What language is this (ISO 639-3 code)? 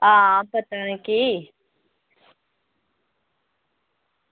doi